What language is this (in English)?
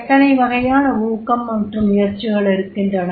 Tamil